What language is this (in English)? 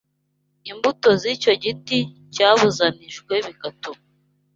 Kinyarwanda